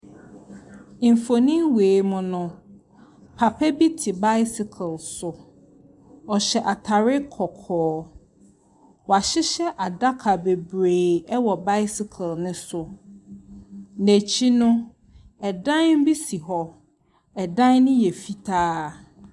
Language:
Akan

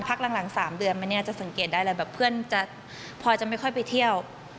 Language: Thai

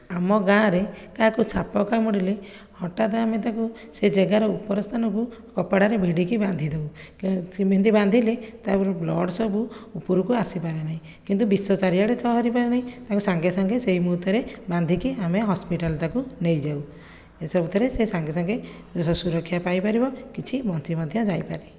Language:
Odia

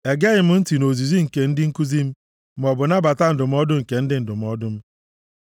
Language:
Igbo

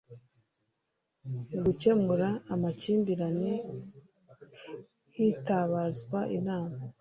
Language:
Kinyarwanda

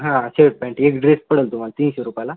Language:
Marathi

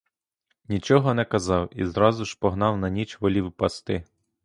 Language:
Ukrainian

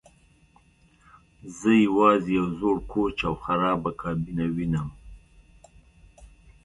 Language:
Pashto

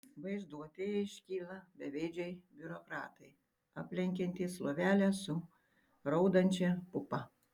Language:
Lithuanian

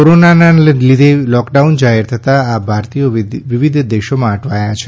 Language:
Gujarati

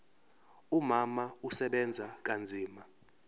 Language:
Zulu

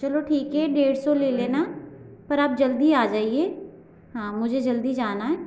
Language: Hindi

